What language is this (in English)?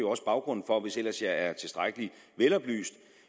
Danish